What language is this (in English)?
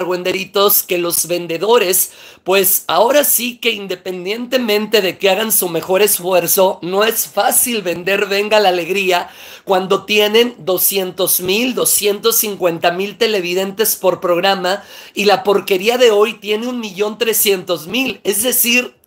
Spanish